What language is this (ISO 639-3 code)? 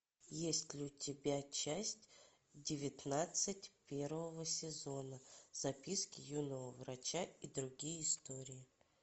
rus